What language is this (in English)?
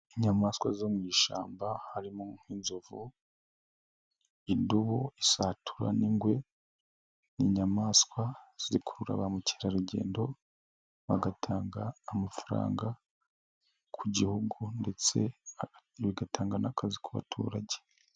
Kinyarwanda